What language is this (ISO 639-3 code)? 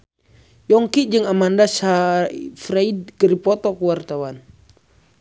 sun